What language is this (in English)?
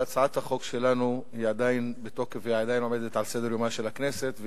Hebrew